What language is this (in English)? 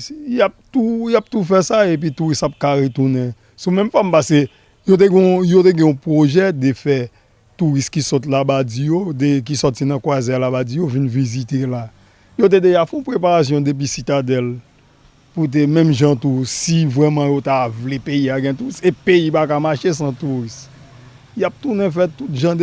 French